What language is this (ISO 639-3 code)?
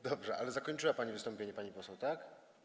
pol